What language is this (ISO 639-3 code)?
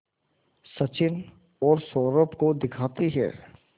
hin